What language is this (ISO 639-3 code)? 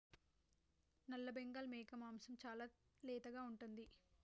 tel